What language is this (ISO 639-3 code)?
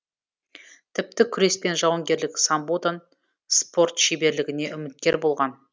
kaz